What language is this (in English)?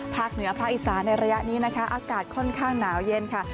Thai